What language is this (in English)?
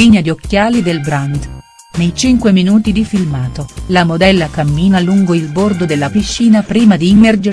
Italian